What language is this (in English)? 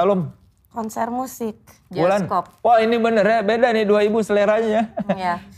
Indonesian